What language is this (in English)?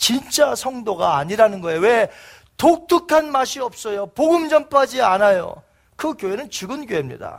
Korean